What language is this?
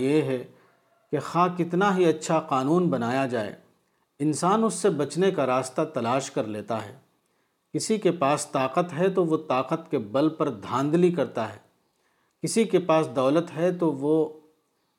Urdu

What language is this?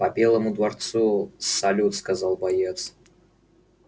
Russian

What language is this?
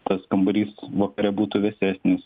Lithuanian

